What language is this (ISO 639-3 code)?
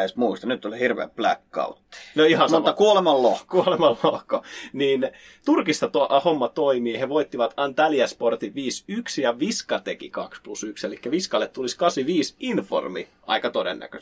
fin